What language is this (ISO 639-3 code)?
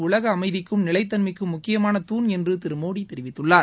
tam